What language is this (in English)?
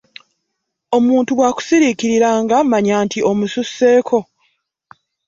Ganda